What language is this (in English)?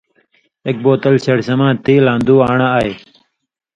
Indus Kohistani